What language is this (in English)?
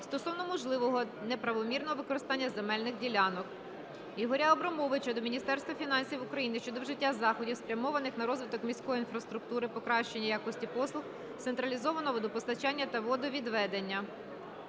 Ukrainian